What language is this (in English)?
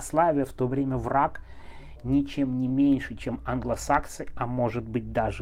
Russian